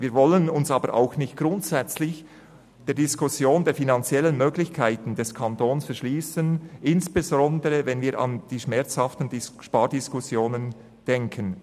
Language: Swiss German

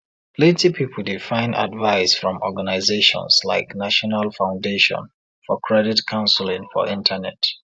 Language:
Nigerian Pidgin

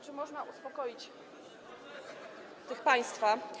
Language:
Polish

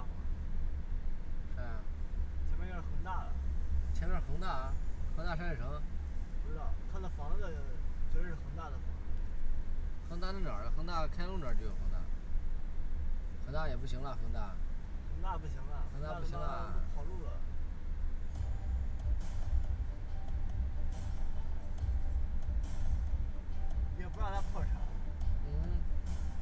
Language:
Chinese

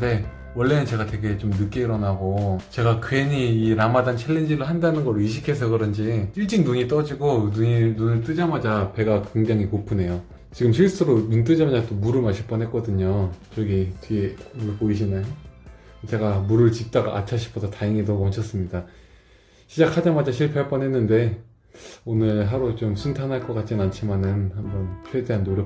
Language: Korean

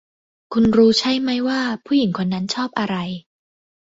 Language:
Thai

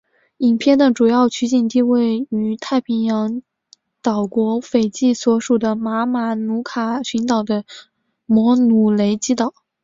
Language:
Chinese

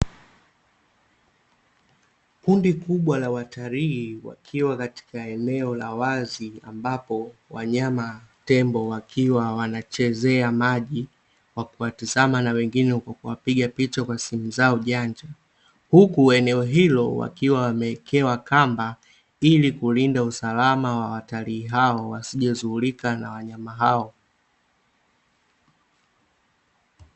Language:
Swahili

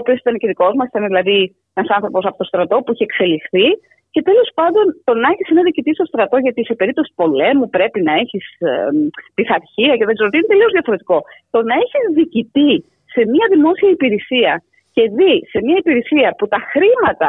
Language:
Greek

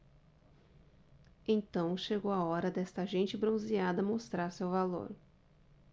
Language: Portuguese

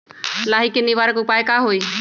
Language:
Magahi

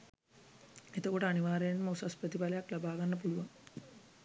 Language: Sinhala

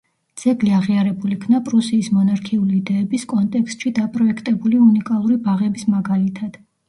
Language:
Georgian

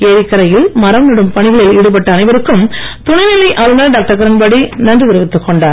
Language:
Tamil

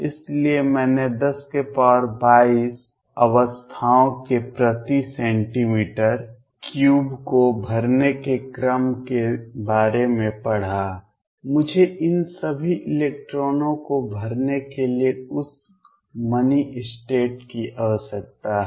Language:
Hindi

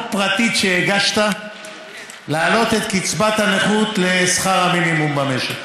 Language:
Hebrew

